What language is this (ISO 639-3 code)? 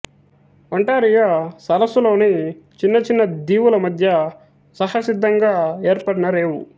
tel